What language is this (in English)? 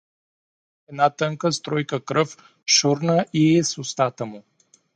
Bulgarian